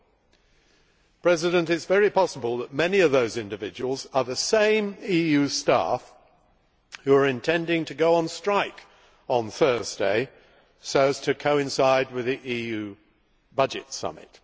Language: English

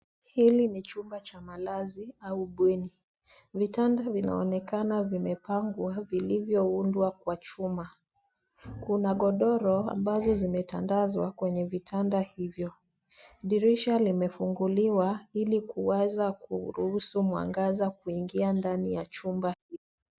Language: Swahili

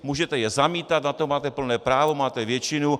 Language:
Czech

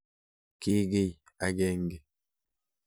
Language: Kalenjin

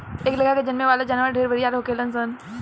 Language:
Bhojpuri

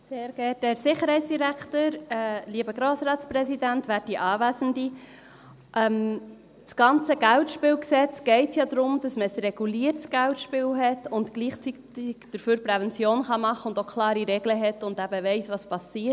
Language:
Swiss German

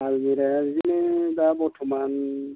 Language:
Bodo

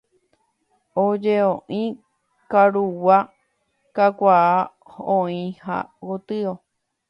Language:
Guarani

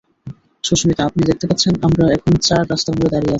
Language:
Bangla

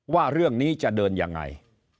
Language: Thai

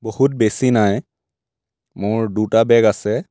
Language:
Assamese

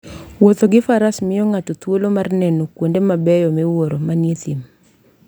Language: Luo (Kenya and Tanzania)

